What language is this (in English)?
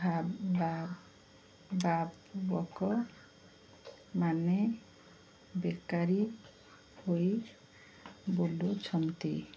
Odia